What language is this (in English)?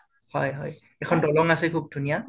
Assamese